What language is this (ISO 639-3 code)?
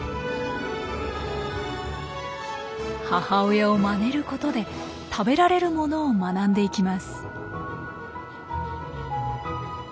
jpn